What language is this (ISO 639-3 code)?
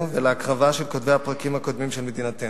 heb